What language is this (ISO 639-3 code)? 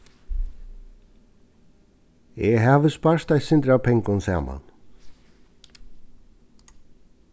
fao